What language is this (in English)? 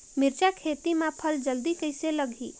Chhattisgarhi